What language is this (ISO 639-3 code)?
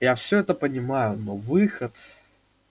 rus